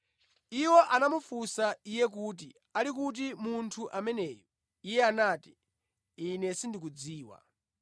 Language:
Nyanja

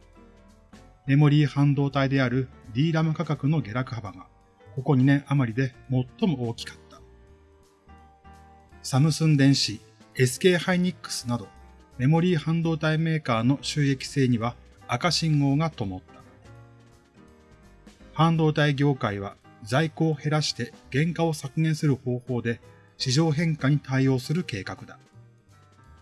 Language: Japanese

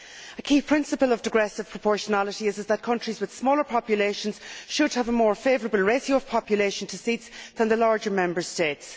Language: English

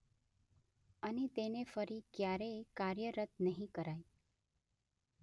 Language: Gujarati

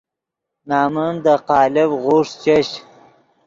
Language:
Yidgha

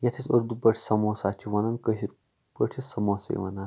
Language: Kashmiri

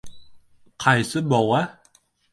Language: Uzbek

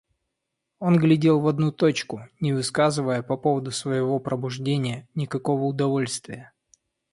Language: Russian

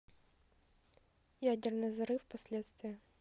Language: Russian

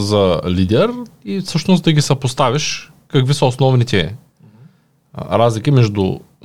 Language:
Bulgarian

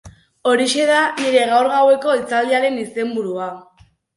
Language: Basque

